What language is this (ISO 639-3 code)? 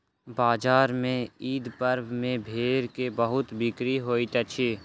mai